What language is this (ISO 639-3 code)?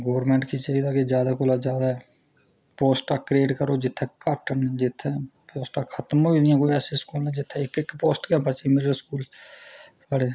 doi